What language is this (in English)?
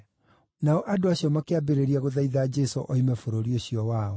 Kikuyu